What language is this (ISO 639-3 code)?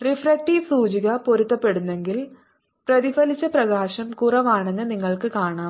mal